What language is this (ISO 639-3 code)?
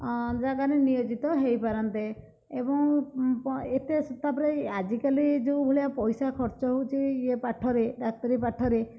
ori